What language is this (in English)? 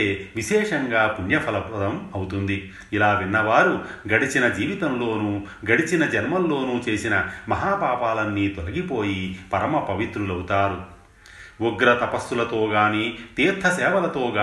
Telugu